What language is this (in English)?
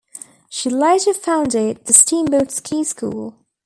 English